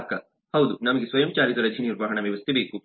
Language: Kannada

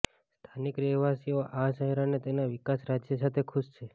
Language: Gujarati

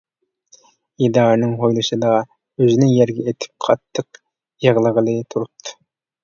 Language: Uyghur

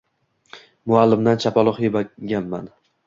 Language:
Uzbek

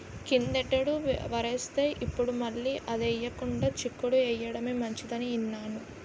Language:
Telugu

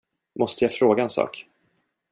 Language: Swedish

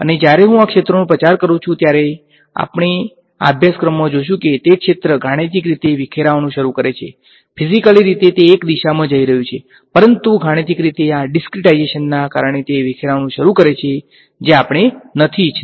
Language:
Gujarati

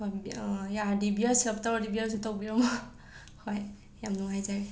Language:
Manipuri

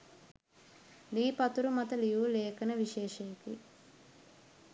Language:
Sinhala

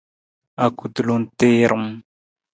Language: Nawdm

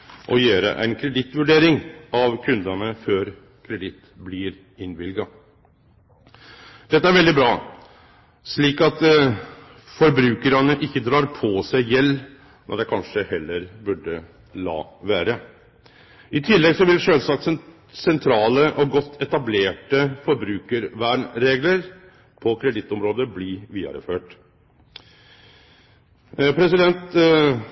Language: Norwegian Nynorsk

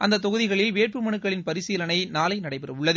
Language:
Tamil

